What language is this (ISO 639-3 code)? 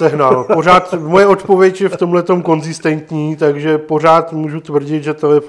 ces